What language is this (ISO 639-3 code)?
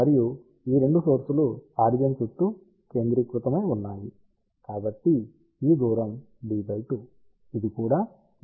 tel